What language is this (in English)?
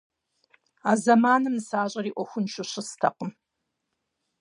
Kabardian